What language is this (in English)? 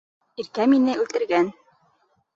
Bashkir